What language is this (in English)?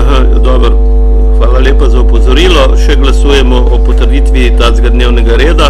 Bulgarian